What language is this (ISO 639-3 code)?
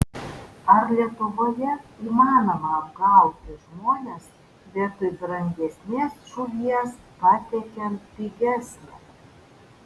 lit